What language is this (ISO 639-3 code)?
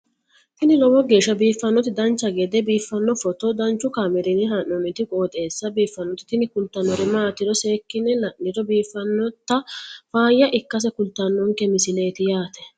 sid